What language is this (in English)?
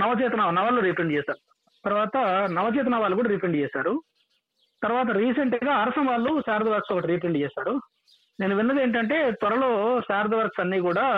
Telugu